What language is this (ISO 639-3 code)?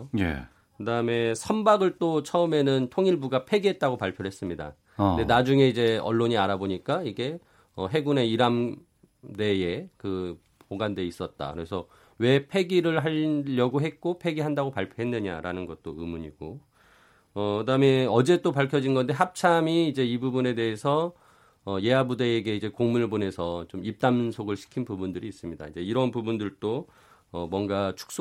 kor